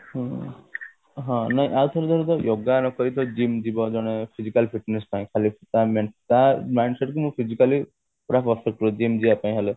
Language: Odia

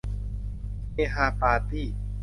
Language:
Thai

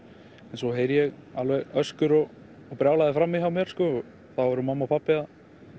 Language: Icelandic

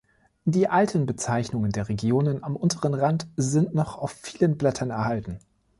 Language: German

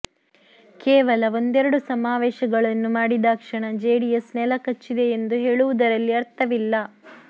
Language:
Kannada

